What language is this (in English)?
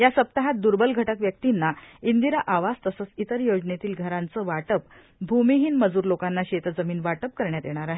Marathi